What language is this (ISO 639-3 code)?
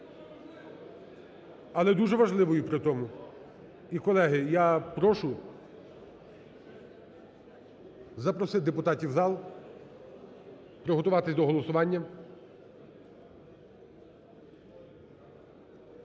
ukr